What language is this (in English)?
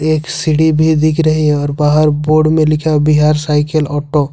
Hindi